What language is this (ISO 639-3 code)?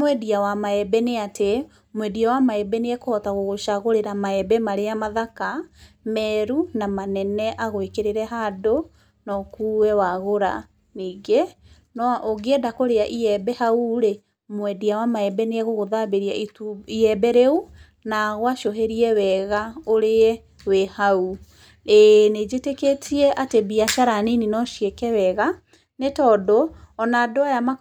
kik